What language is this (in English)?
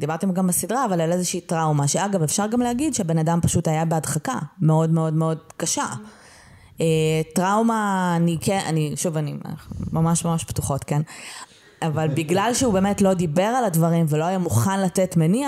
Hebrew